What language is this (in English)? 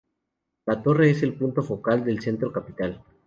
Spanish